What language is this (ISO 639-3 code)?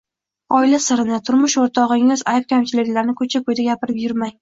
uzb